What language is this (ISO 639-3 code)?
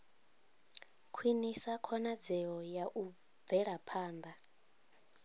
ven